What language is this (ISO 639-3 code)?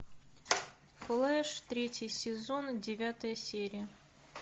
rus